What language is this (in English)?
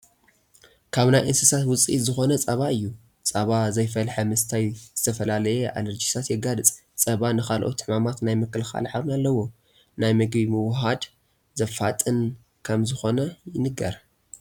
Tigrinya